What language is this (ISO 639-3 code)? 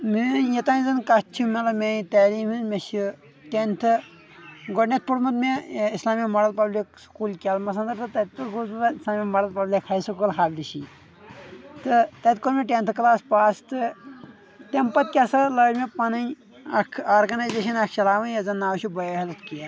kas